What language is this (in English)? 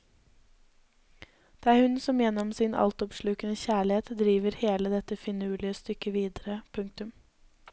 Norwegian